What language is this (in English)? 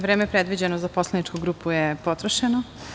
Serbian